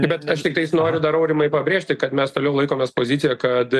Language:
Lithuanian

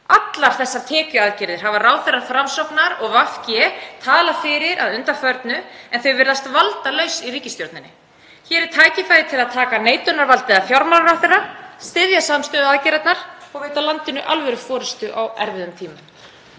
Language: Icelandic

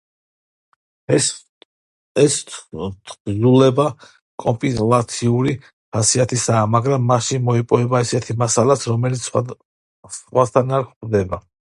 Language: Georgian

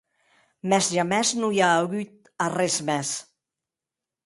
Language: Occitan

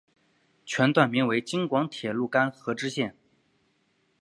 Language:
Chinese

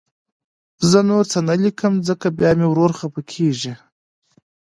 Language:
Pashto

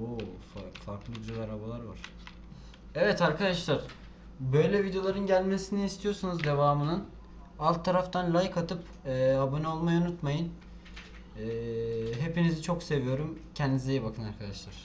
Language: Turkish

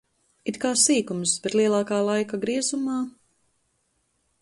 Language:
Latvian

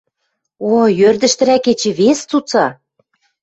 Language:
Western Mari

